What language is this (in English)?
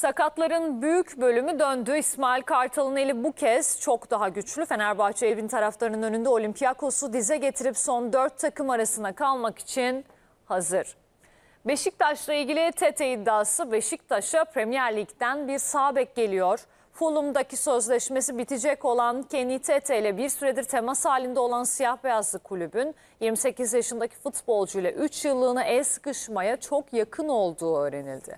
Turkish